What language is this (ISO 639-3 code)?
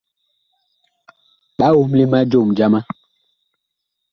bkh